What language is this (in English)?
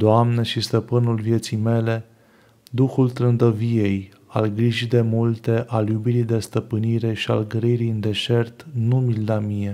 Romanian